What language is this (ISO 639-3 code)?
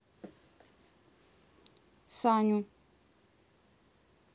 rus